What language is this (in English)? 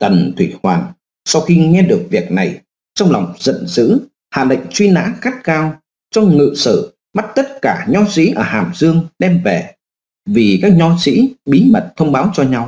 Vietnamese